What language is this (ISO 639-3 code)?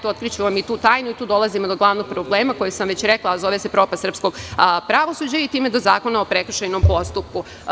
srp